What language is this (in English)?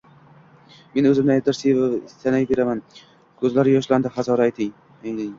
Uzbek